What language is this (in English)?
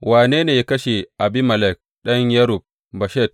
Hausa